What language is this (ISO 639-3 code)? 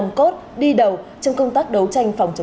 vie